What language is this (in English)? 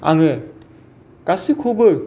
Bodo